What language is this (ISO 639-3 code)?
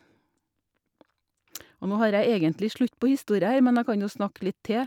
nor